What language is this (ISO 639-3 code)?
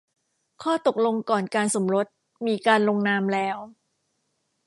tha